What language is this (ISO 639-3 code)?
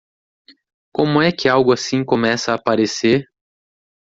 por